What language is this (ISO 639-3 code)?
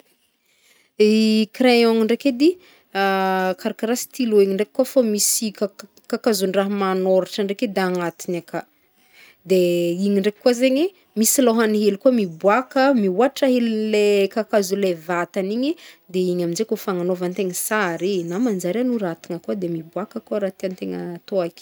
bmm